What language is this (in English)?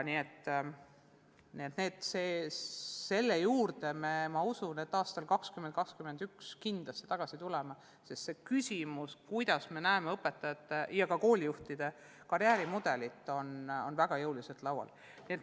Estonian